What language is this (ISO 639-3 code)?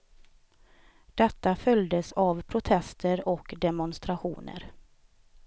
swe